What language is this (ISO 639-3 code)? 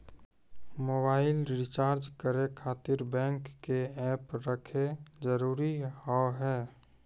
mai